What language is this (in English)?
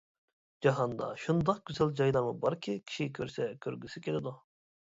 Uyghur